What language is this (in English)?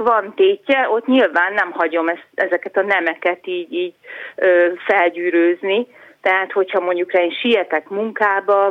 Hungarian